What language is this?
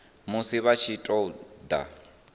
Venda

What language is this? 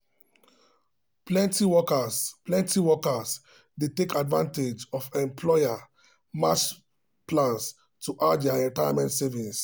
Nigerian Pidgin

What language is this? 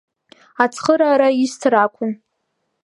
Abkhazian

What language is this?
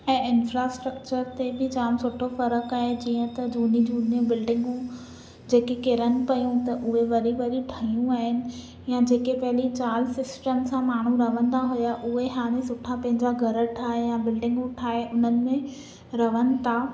Sindhi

